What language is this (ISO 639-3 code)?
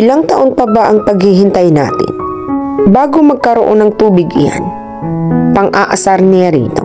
fil